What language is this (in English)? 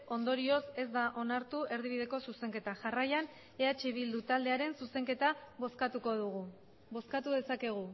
Basque